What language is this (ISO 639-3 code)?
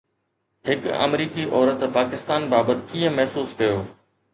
snd